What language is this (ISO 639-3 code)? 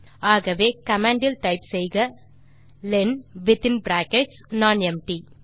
tam